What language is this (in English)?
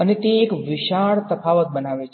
Gujarati